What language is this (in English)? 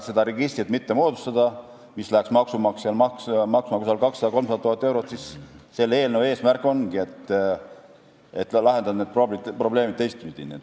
Estonian